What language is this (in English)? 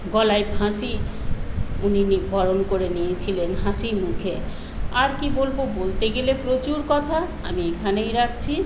Bangla